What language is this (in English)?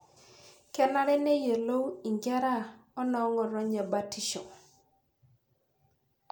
Masai